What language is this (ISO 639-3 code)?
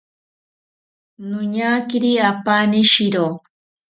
cpy